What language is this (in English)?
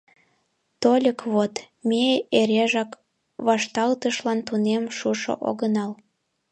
Mari